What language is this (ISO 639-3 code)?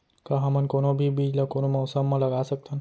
hne